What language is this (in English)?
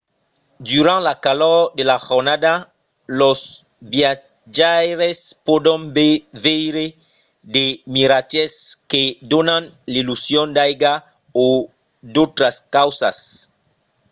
Occitan